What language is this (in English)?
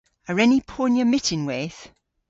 Cornish